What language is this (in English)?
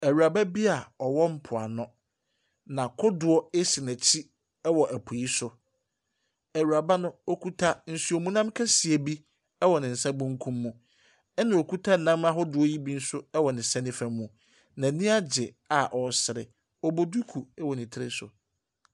Akan